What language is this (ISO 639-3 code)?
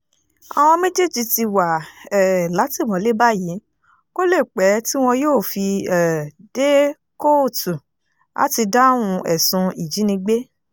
yor